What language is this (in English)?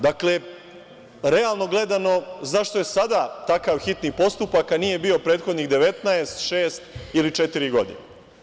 Serbian